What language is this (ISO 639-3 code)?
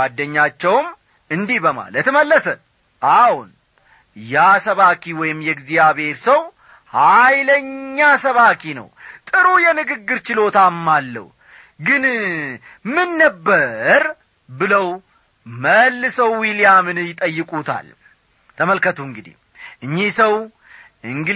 amh